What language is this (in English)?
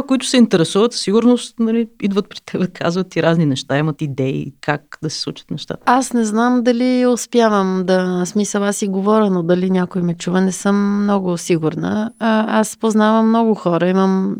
Bulgarian